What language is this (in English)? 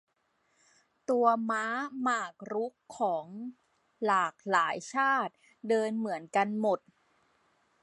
Thai